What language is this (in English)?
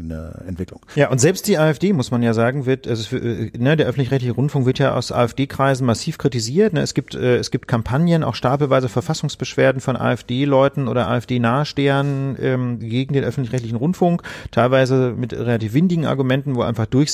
German